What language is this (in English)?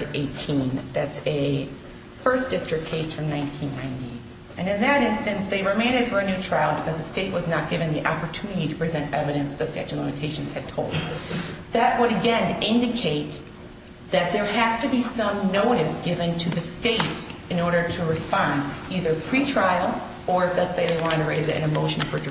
English